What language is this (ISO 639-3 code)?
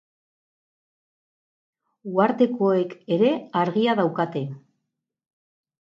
eus